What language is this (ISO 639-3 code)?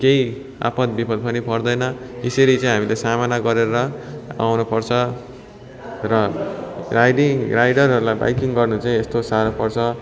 nep